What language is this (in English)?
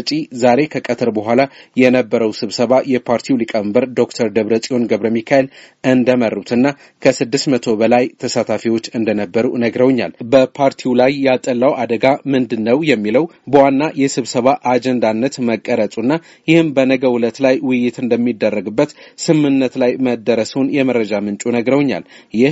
Amharic